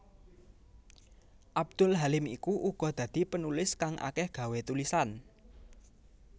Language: Javanese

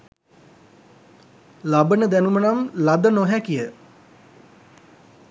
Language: Sinhala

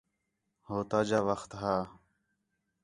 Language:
Khetrani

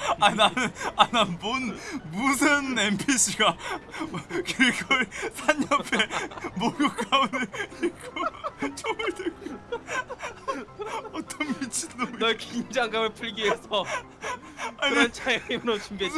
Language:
Korean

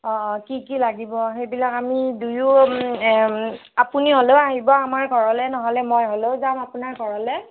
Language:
Assamese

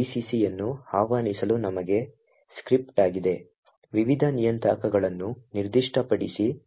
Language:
Kannada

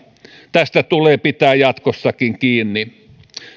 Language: Finnish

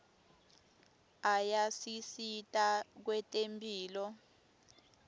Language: Swati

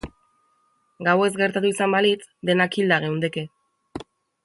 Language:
Basque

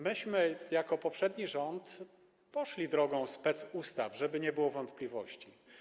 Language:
Polish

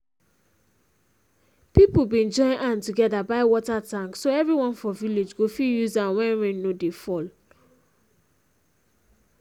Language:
Nigerian Pidgin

